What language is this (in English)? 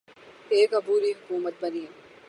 Urdu